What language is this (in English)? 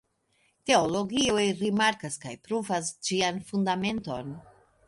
Esperanto